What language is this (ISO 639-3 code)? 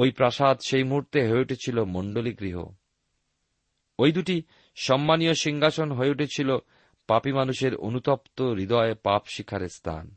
ben